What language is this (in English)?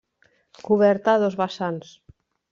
Catalan